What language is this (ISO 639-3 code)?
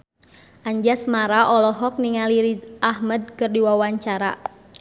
sun